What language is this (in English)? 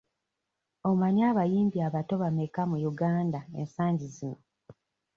Ganda